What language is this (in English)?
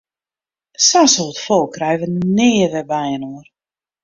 Western Frisian